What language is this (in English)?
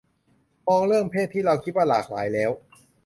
Thai